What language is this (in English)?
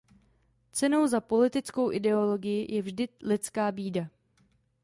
Czech